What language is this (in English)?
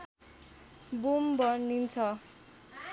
Nepali